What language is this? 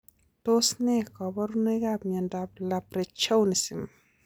Kalenjin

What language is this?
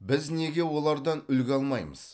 Kazakh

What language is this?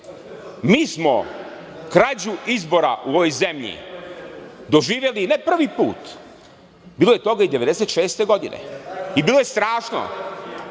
Serbian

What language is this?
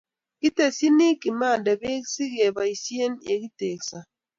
Kalenjin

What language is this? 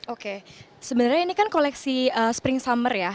Indonesian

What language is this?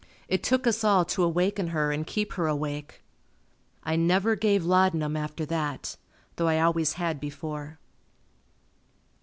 English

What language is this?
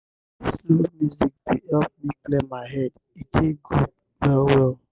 Nigerian Pidgin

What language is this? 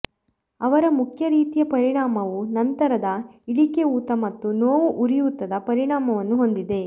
Kannada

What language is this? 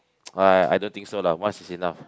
English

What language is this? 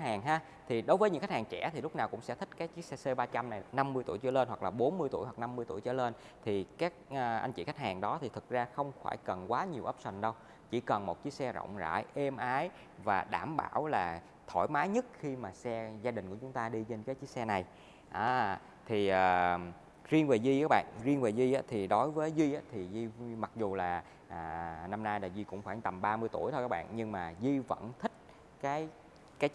Vietnamese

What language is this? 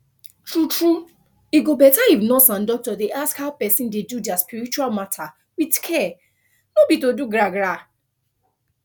Nigerian Pidgin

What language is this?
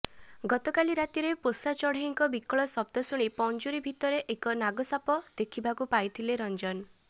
Odia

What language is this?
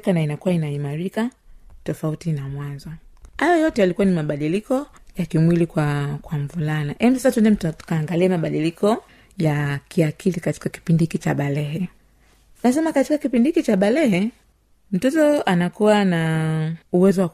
Swahili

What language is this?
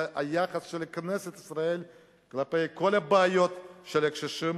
Hebrew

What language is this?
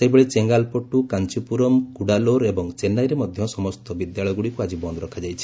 Odia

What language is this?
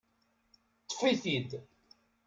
Kabyle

